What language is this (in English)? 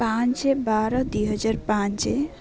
Odia